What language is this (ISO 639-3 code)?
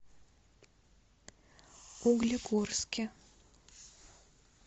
rus